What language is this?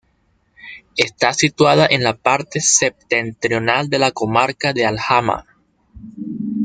Spanish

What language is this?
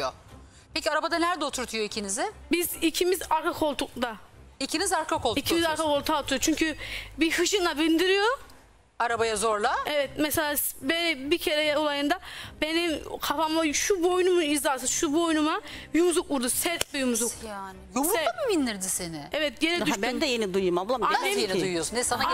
Turkish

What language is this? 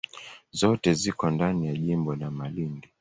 Swahili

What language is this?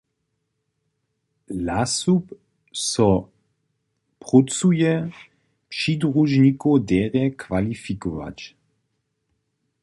Upper Sorbian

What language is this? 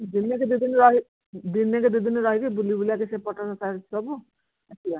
Odia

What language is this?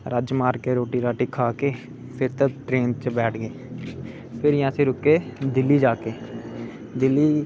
Dogri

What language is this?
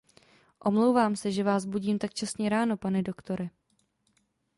Czech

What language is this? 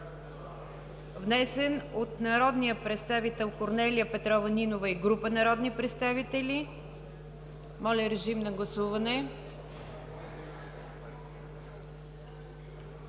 Bulgarian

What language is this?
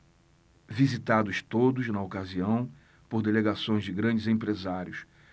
Portuguese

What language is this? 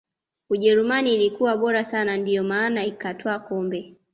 Swahili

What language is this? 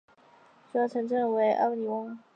Chinese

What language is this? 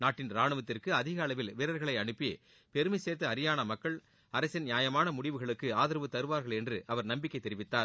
Tamil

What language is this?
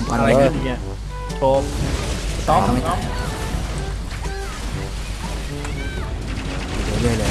Thai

